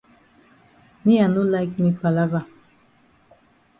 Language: Cameroon Pidgin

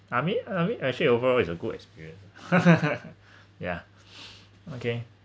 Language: English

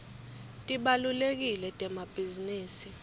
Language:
Swati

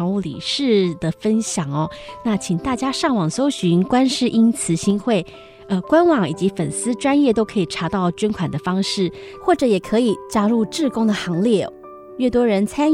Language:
Chinese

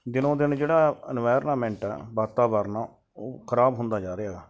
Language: Punjabi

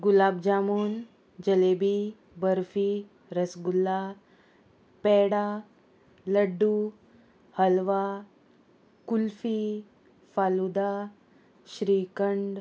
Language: Konkani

